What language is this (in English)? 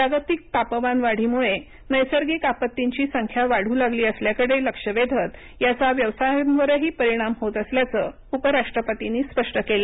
Marathi